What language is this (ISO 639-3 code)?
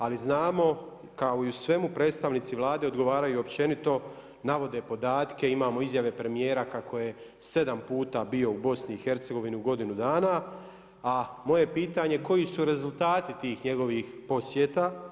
hrv